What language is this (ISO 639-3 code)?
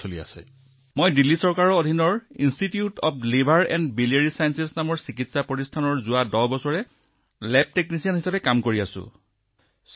asm